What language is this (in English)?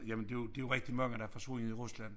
Danish